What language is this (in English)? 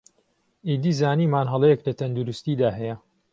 Central Kurdish